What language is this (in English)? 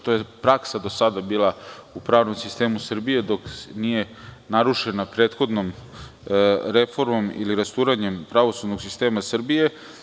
Serbian